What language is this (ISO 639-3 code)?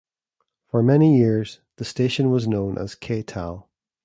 eng